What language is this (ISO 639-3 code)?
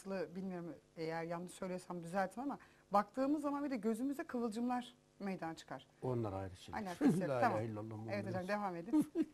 tur